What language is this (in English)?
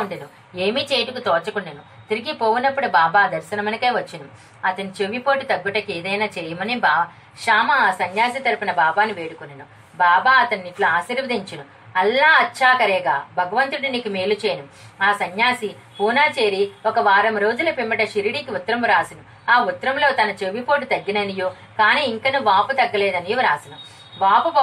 Telugu